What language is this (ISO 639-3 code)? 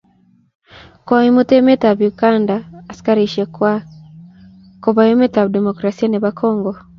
kln